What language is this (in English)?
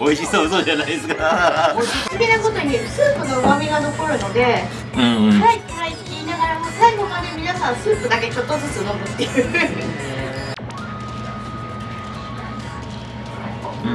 Japanese